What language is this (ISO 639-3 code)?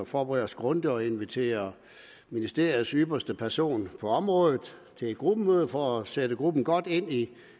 dan